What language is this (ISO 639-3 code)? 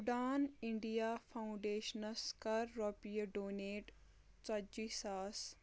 kas